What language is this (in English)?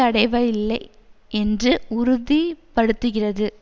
Tamil